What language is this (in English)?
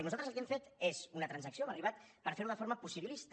Catalan